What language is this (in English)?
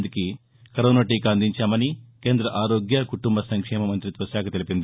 Telugu